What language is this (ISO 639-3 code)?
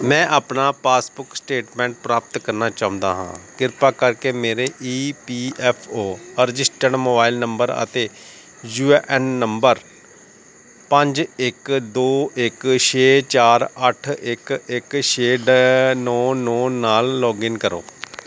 pan